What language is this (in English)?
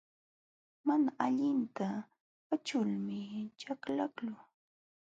Jauja Wanca Quechua